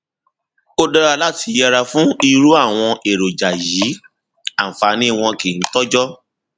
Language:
Yoruba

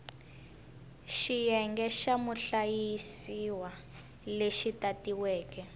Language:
Tsonga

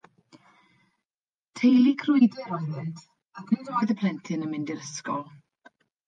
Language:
Welsh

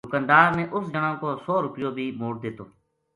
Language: Gujari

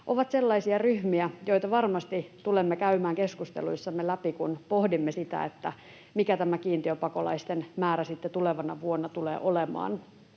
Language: Finnish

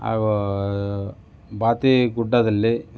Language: Kannada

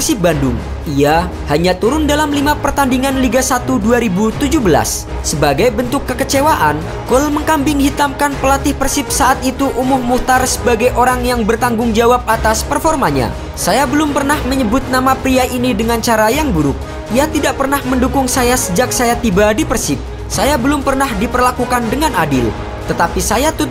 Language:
Indonesian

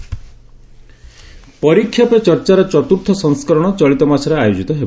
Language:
Odia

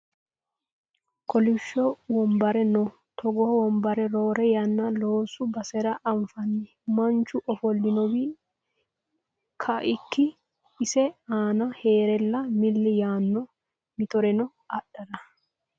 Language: Sidamo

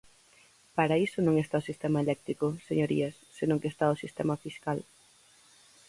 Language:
Galician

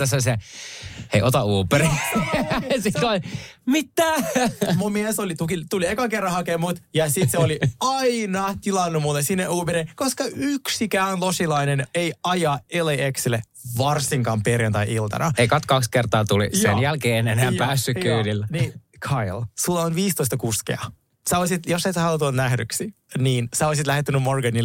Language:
Finnish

